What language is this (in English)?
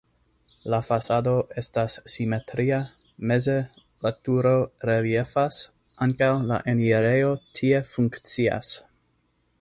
Esperanto